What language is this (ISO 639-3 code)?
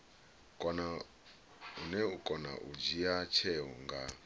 ven